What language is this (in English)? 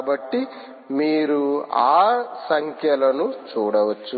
Telugu